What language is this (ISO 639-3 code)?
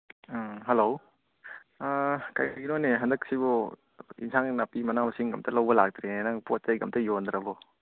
mni